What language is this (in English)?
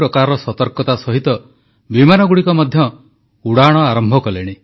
Odia